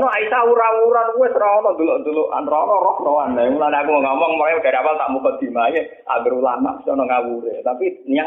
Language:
Malay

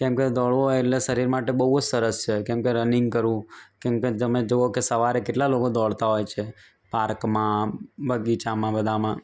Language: Gujarati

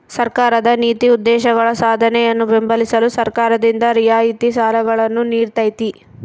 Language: Kannada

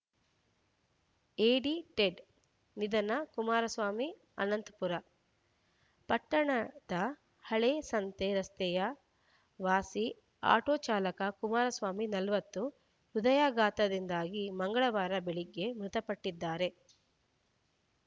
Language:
Kannada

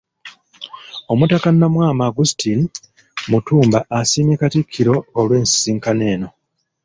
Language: Ganda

